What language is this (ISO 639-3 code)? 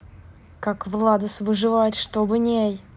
rus